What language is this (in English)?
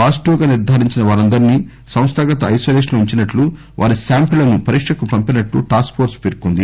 Telugu